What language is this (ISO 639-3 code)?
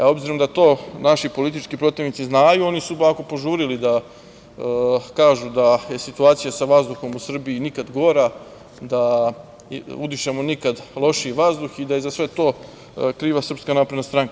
srp